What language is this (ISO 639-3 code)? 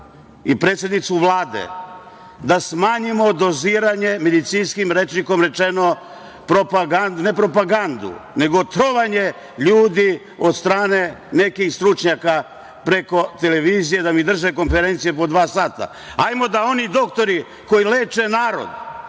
srp